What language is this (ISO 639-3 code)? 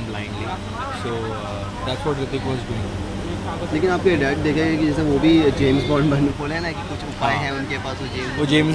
hin